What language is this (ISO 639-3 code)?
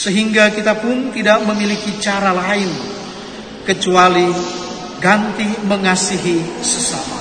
ind